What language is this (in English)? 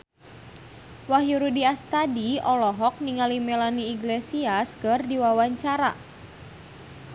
Sundanese